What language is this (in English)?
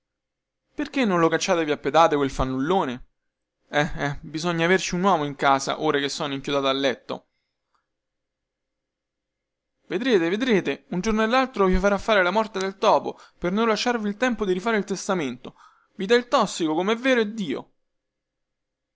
Italian